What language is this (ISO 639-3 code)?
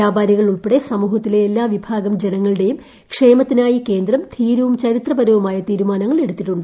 mal